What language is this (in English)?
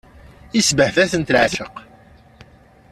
Kabyle